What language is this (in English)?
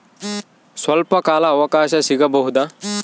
Kannada